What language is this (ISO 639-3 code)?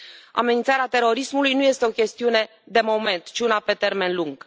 ron